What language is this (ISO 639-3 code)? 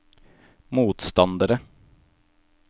nor